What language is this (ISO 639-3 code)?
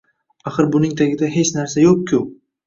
uzb